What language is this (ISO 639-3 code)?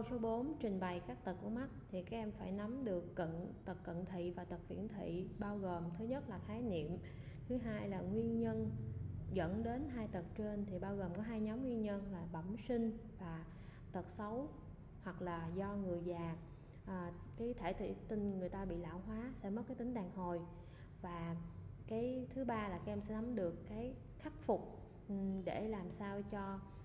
vie